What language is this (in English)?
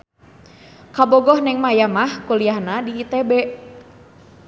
Sundanese